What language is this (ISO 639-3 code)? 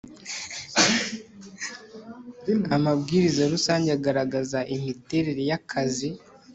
kin